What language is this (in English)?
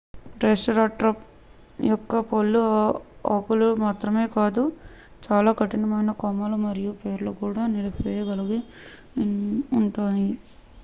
Telugu